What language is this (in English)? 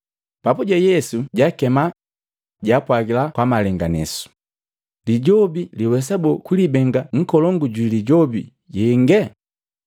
Matengo